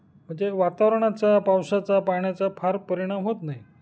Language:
Marathi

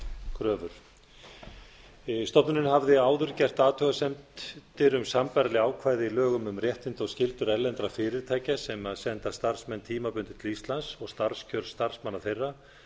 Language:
Icelandic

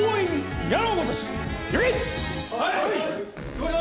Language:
Japanese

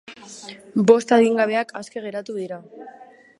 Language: Basque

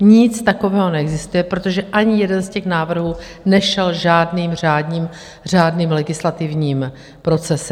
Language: Czech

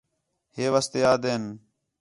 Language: Khetrani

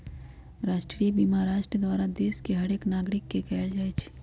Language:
Magahi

